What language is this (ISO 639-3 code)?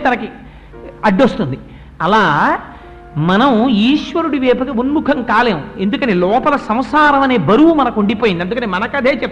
tel